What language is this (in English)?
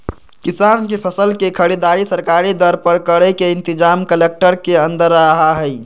Magahi